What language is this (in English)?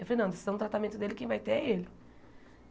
Portuguese